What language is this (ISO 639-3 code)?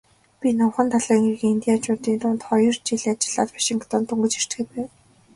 mon